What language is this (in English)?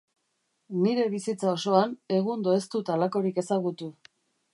Basque